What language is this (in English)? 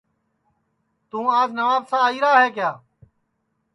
Sansi